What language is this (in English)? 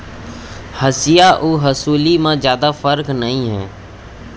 Chhattisgarhi